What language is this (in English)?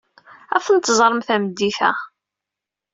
Kabyle